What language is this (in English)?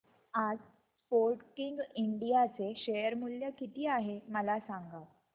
Marathi